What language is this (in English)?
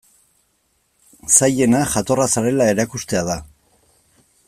Basque